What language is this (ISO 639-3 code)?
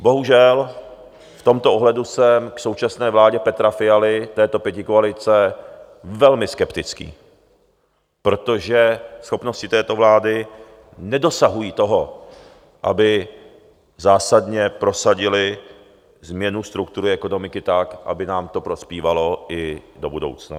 ces